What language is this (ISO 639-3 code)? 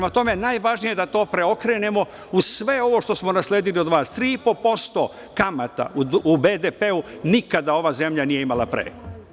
srp